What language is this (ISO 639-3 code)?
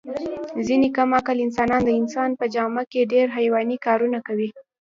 pus